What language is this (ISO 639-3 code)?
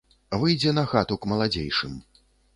bel